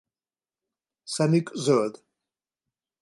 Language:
Hungarian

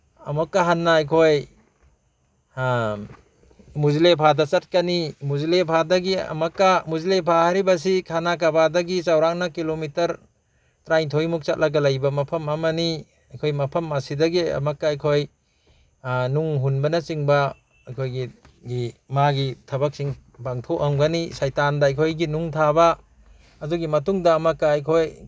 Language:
Manipuri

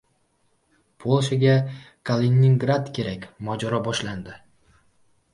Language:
Uzbek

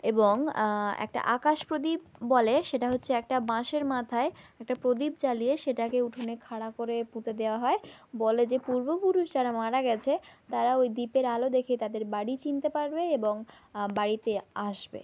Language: Bangla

